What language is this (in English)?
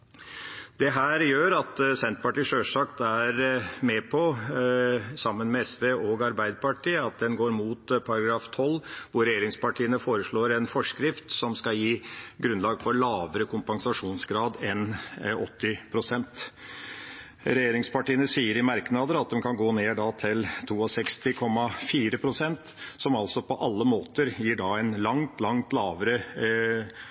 Norwegian Bokmål